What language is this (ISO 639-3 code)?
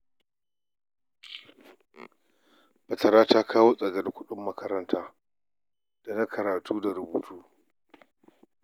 hau